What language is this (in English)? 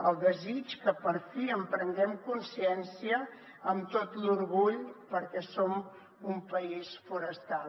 Catalan